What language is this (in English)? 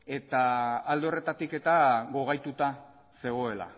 Basque